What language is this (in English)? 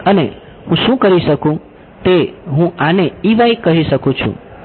Gujarati